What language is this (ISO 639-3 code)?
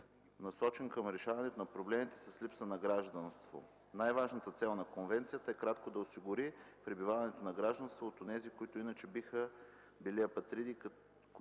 bul